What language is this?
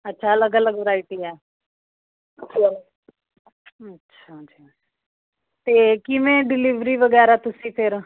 Punjabi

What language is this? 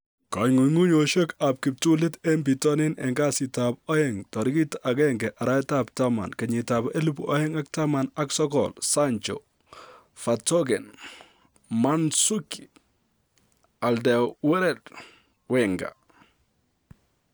Kalenjin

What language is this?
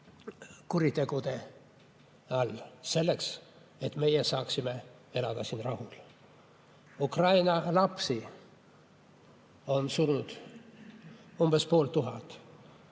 Estonian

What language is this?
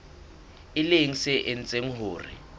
Southern Sotho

